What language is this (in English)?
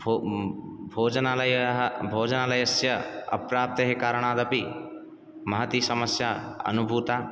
Sanskrit